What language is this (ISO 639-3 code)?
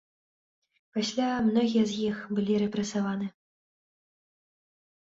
bel